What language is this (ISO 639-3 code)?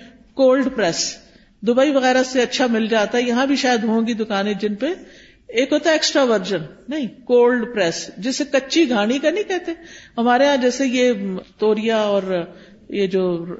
urd